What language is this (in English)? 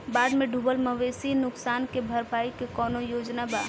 Bhojpuri